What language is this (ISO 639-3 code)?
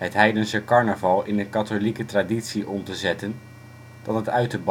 nld